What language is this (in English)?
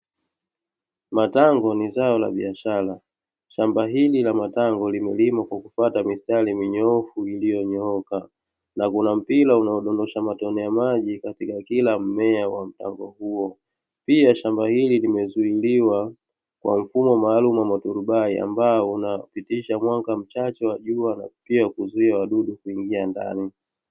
Swahili